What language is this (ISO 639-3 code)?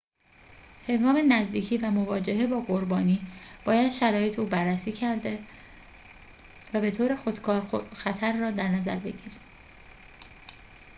fas